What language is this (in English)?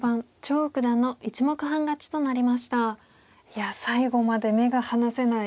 Japanese